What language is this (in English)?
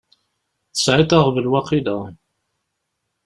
Kabyle